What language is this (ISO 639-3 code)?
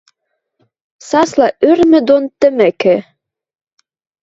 mrj